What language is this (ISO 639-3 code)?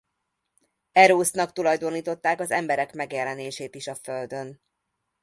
hun